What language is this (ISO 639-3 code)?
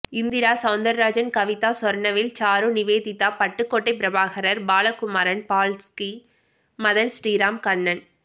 tam